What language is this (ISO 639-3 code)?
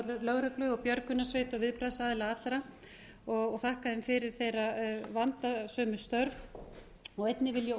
isl